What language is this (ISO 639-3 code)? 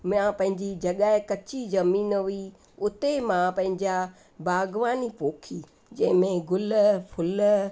snd